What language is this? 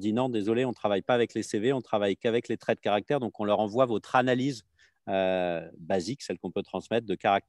French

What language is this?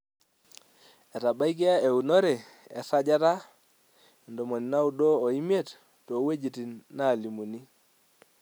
Masai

